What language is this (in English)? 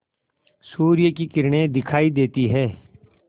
Hindi